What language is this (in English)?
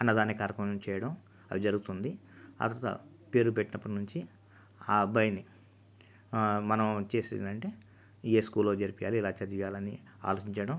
Telugu